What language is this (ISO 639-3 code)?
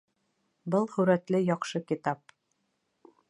bak